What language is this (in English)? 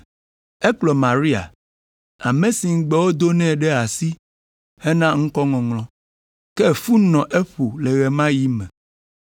Ewe